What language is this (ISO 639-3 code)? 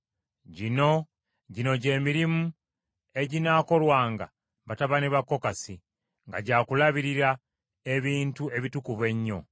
lug